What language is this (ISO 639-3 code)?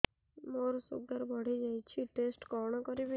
ori